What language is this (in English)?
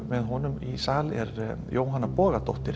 Icelandic